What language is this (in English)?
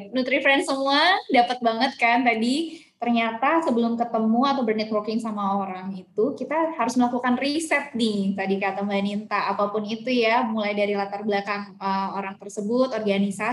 Indonesian